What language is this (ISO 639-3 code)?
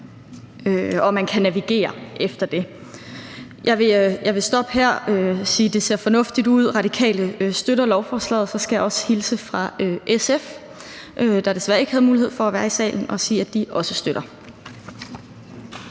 dan